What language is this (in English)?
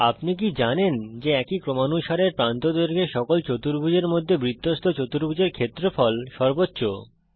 Bangla